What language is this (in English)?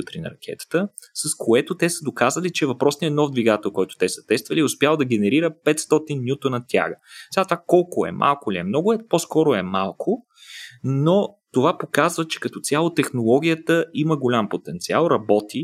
Bulgarian